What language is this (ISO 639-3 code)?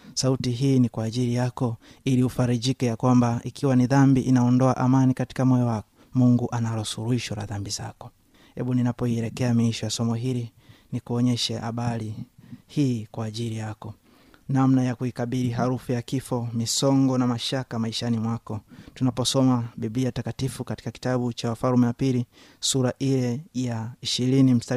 swa